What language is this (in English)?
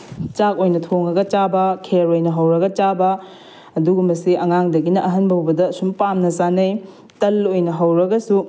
Manipuri